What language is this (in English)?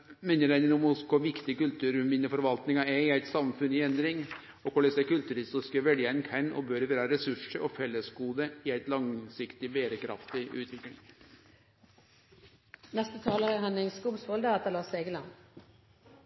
Norwegian Nynorsk